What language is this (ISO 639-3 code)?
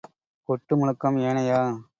tam